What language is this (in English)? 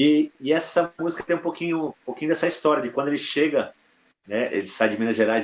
Portuguese